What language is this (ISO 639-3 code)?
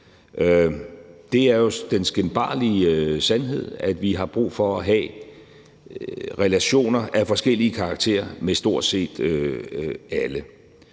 dan